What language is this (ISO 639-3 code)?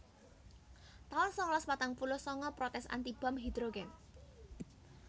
jav